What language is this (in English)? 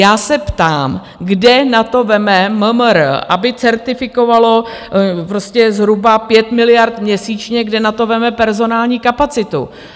Czech